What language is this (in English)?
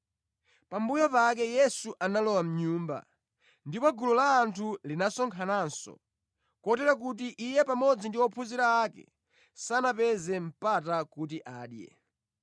Nyanja